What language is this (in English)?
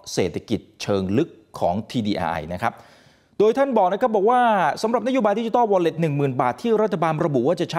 Thai